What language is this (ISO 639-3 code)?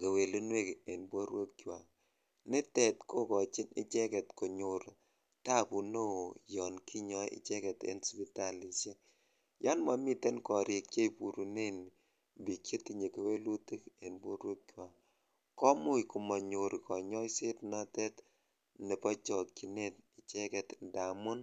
kln